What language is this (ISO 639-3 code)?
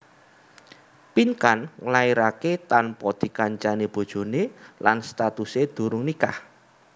jav